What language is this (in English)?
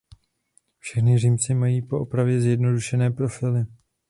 Czech